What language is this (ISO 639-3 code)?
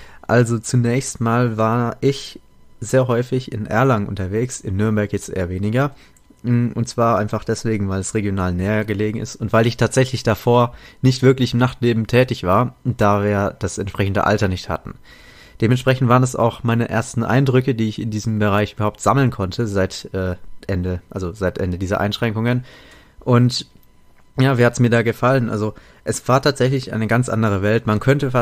deu